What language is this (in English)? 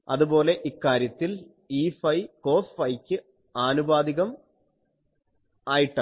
Malayalam